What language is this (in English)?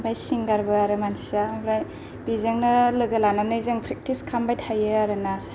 Bodo